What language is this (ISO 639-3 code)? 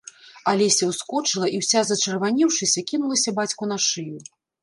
bel